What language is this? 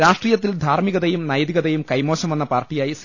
Malayalam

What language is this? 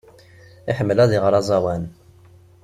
Kabyle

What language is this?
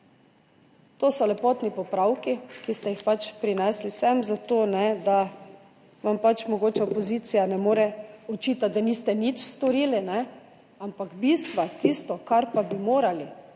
Slovenian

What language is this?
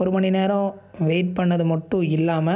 Tamil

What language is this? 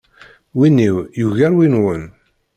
Kabyle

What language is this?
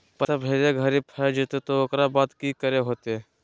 Magahi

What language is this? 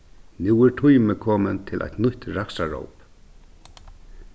Faroese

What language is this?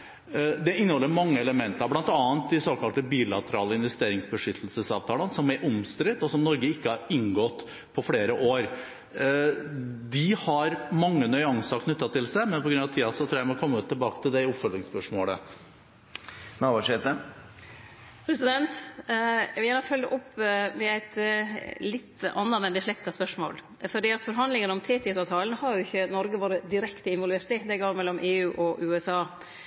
Norwegian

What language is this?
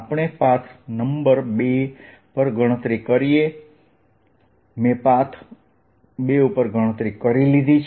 Gujarati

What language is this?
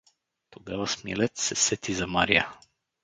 Bulgarian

